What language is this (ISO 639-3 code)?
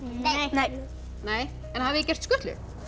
isl